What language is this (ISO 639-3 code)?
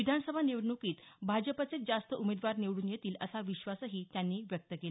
mar